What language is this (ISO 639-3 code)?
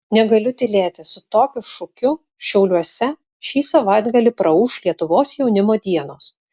lit